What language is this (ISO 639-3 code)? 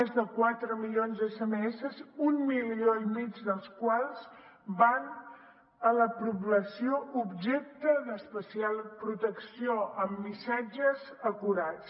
cat